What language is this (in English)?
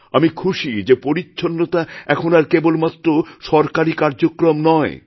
Bangla